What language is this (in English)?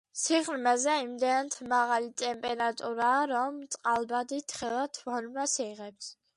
Georgian